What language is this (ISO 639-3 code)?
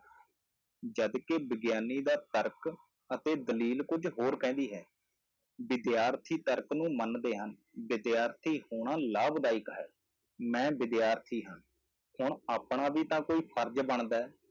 pan